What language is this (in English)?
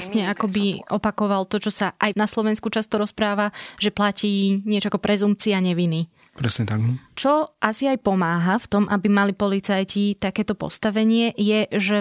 Slovak